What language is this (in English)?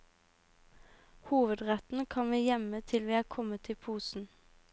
Norwegian